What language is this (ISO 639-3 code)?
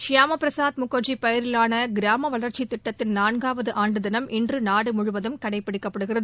tam